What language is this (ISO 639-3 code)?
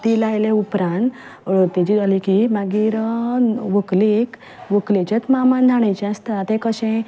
kok